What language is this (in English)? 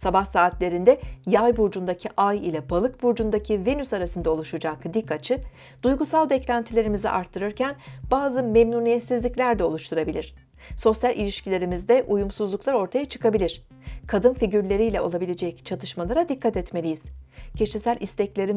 Turkish